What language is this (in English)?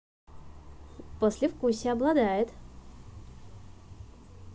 Russian